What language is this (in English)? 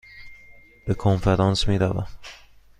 Persian